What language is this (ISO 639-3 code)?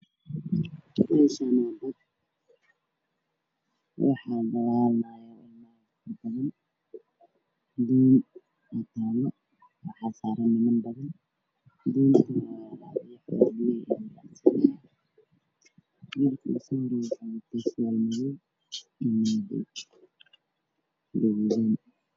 som